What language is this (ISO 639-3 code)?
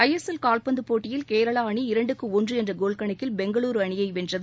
tam